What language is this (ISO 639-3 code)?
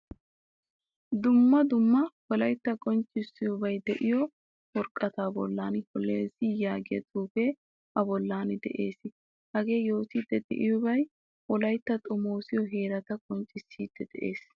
wal